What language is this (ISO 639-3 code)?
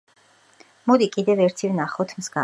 kat